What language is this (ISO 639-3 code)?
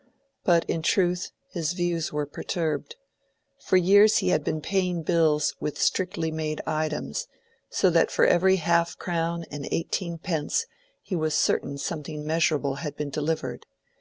eng